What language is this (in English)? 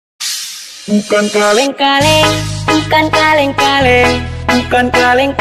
Korean